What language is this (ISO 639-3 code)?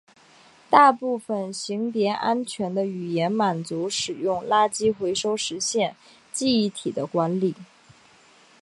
zho